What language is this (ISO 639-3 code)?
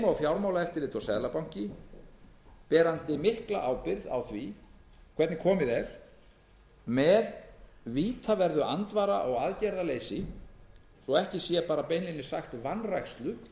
isl